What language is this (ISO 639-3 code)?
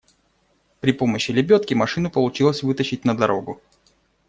rus